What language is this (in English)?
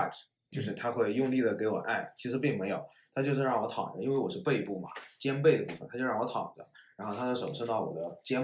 Chinese